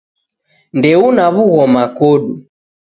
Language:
Taita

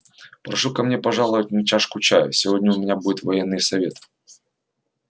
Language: Russian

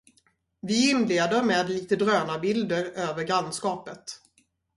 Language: Swedish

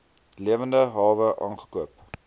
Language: Afrikaans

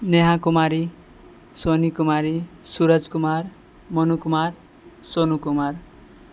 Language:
Maithili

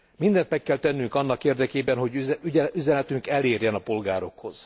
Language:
Hungarian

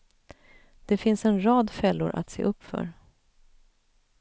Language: Swedish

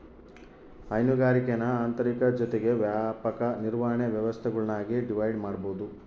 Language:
Kannada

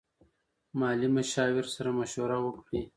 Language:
Pashto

